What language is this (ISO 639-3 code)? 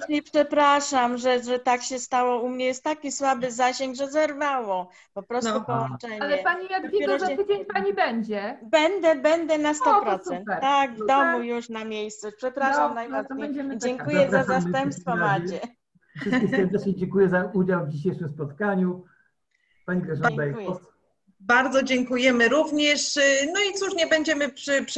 pol